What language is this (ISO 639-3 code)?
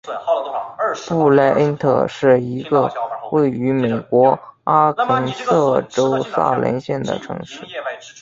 zho